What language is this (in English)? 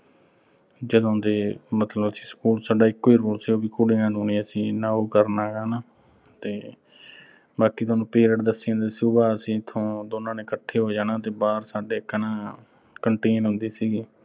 Punjabi